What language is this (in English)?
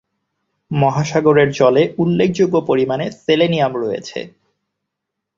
Bangla